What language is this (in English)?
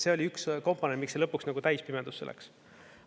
Estonian